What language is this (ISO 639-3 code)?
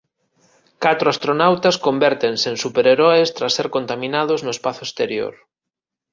glg